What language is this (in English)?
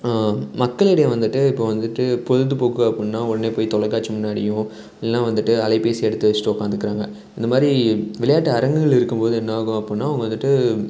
Tamil